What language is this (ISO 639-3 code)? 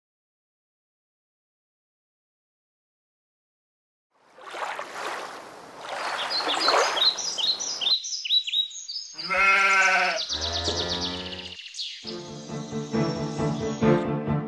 eng